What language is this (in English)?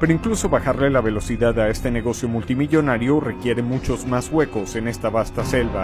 Spanish